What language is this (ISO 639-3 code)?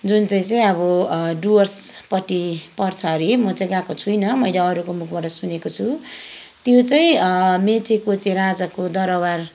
nep